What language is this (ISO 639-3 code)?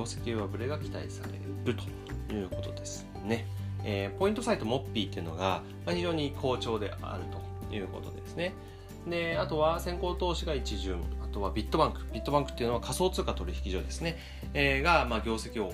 jpn